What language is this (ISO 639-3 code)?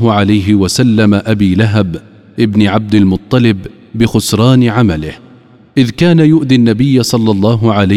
ara